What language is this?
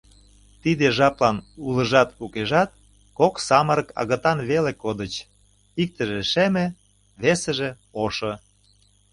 Mari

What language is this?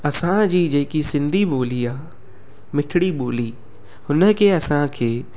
Sindhi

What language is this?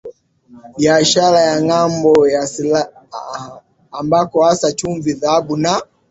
Swahili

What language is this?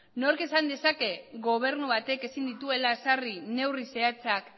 Basque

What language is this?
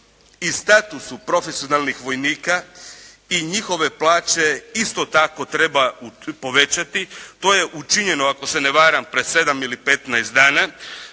Croatian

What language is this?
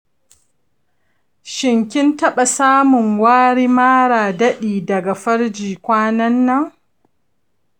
Hausa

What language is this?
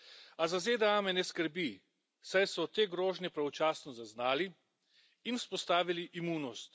Slovenian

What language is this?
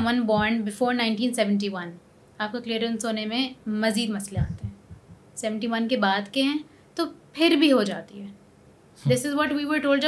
Urdu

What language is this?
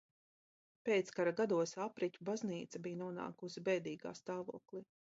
Latvian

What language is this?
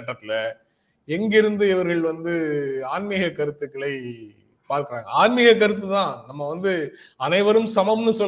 Tamil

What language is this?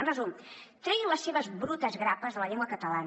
Catalan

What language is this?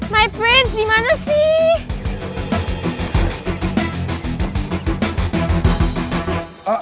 Indonesian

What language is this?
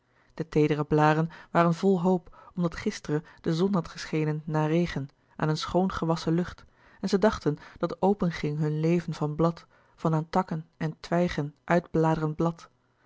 Dutch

